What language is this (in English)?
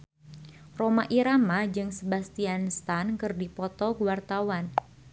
Sundanese